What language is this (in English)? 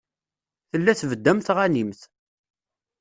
Kabyle